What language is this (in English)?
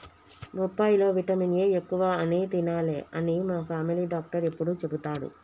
Telugu